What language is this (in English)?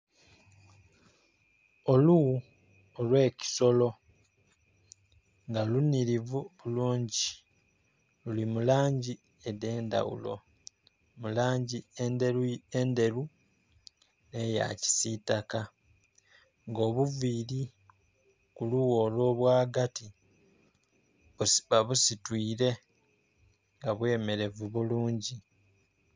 Soga